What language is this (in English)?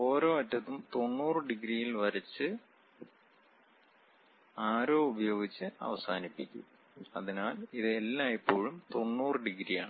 Malayalam